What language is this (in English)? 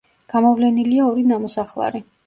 Georgian